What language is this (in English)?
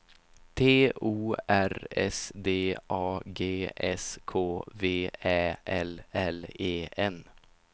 Swedish